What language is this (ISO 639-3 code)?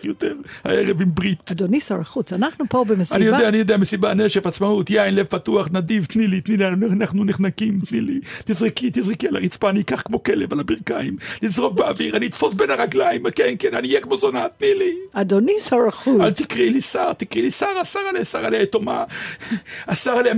heb